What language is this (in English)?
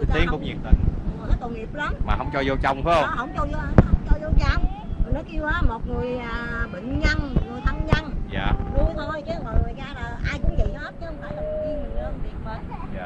Vietnamese